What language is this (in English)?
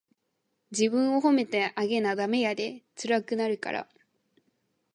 Japanese